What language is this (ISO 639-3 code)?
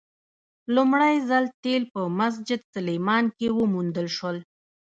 pus